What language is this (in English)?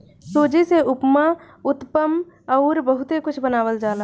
Bhojpuri